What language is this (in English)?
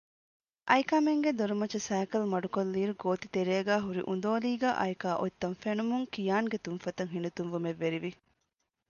Divehi